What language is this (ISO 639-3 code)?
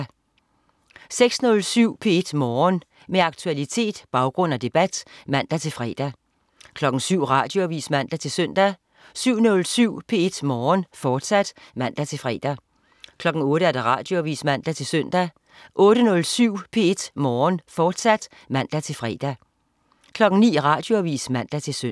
dan